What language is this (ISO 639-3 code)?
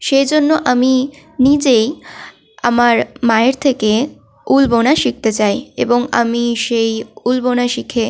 ben